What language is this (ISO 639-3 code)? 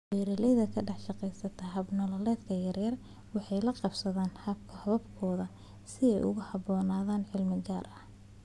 som